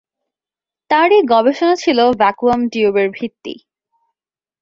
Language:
Bangla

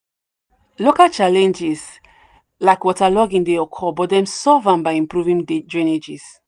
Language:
Nigerian Pidgin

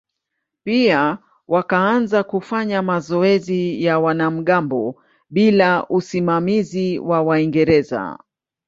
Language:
Swahili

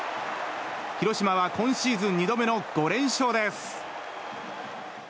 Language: Japanese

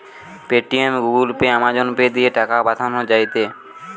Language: Bangla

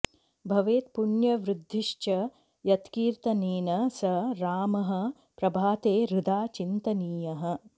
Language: Sanskrit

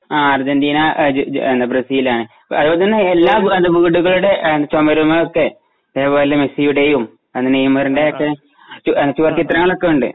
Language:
Malayalam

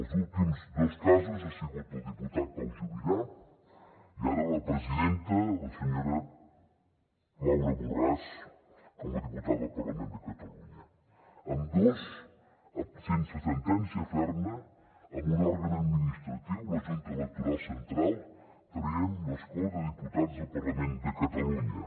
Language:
Catalan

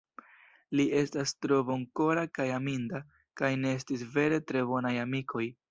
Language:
Esperanto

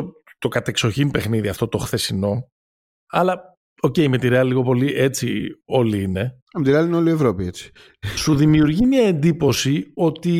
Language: Greek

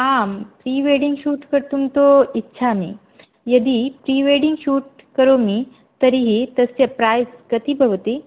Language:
Sanskrit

